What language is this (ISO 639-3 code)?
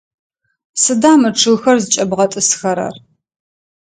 ady